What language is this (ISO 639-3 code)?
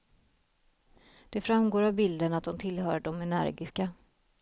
swe